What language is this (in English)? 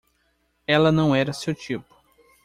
Portuguese